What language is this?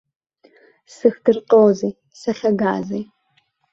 Abkhazian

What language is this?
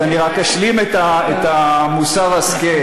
Hebrew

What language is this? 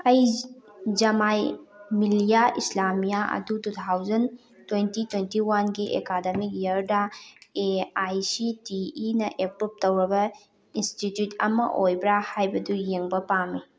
Manipuri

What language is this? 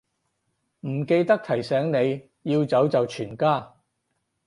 Cantonese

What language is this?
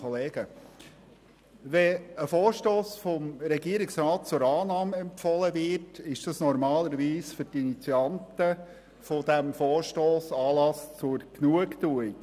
Swiss German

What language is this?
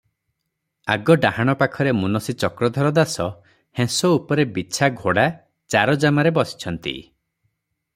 Odia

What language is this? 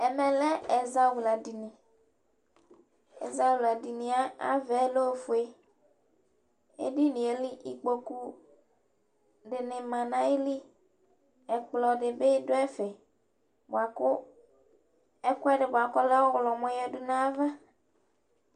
Ikposo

